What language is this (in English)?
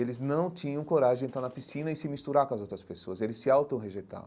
Portuguese